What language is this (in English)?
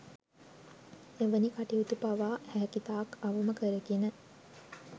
Sinhala